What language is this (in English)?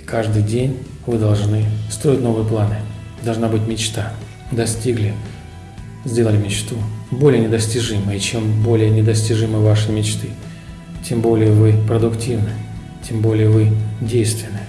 Russian